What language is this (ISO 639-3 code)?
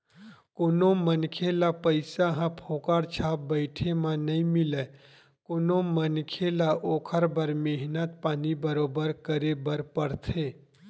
hne